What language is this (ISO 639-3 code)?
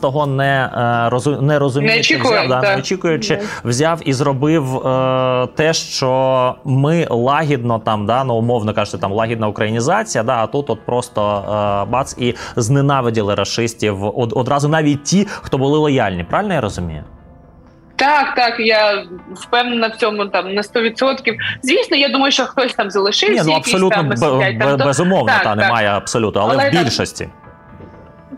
ukr